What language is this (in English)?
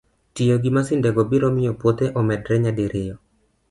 Luo (Kenya and Tanzania)